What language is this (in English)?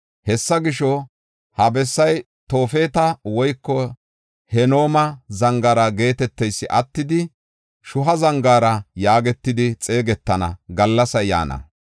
Gofa